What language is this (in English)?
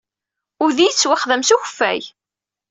Kabyle